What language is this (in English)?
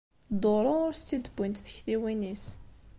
Kabyle